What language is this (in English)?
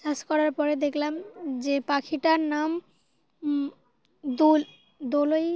Bangla